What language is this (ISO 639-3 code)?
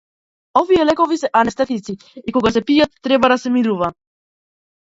mkd